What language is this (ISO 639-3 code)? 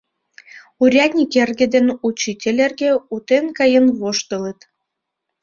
chm